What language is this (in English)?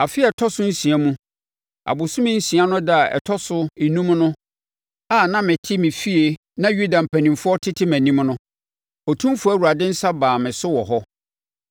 Akan